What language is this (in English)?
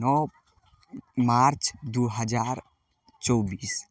Maithili